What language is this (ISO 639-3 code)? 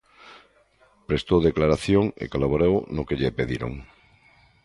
glg